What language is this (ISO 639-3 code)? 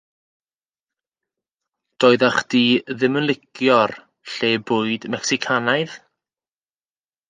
cym